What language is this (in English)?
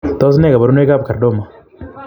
Kalenjin